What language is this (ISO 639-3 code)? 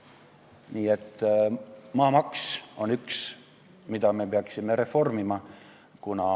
est